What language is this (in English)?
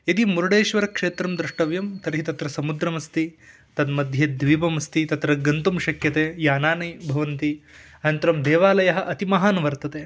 Sanskrit